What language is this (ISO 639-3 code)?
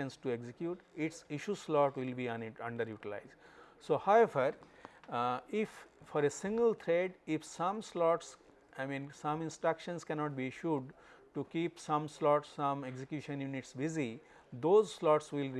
eng